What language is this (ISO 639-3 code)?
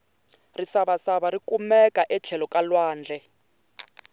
tso